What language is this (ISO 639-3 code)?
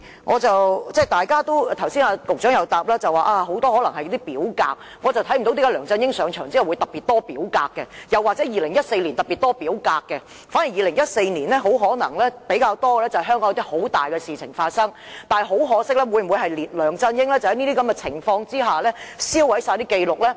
yue